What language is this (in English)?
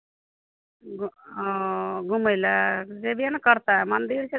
Maithili